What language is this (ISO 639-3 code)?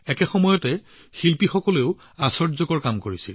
asm